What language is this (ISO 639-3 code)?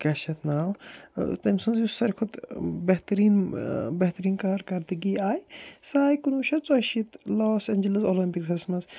kas